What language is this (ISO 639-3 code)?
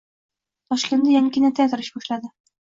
uzb